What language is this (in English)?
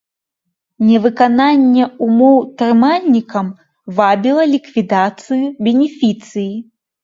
Belarusian